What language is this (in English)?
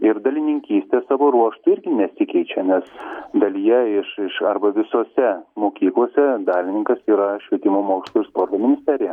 Lithuanian